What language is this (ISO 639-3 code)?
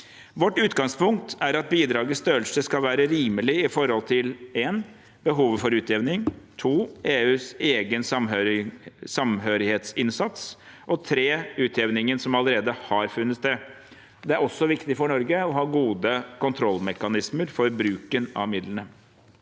nor